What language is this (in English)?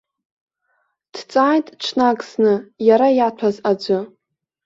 Abkhazian